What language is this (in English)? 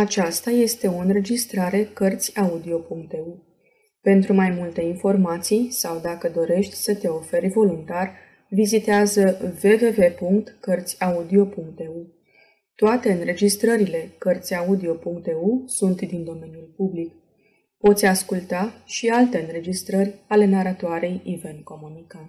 Romanian